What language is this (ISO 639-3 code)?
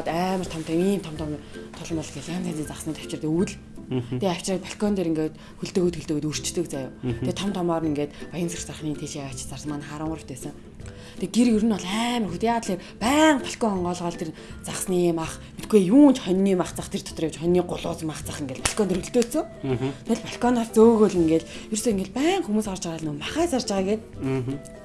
deu